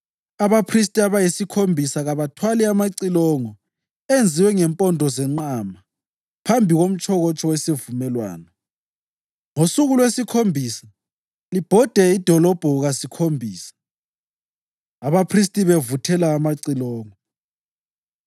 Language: North Ndebele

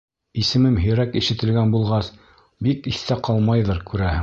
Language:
Bashkir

